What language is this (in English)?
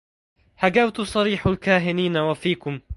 Arabic